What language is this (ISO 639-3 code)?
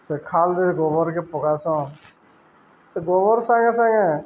ori